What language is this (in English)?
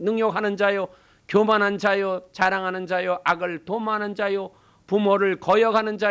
Korean